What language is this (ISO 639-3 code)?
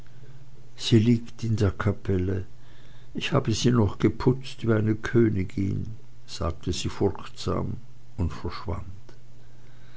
deu